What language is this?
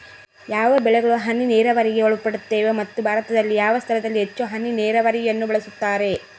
Kannada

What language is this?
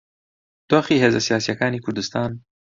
Central Kurdish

